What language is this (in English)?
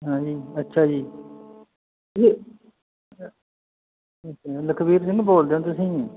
Punjabi